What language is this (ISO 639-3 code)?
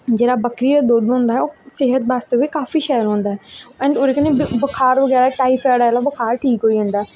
doi